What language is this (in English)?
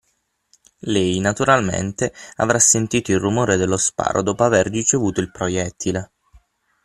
Italian